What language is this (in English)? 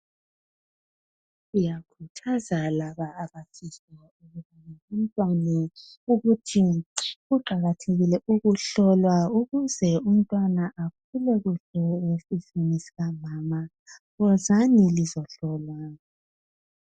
North Ndebele